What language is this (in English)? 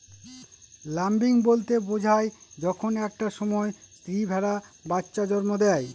Bangla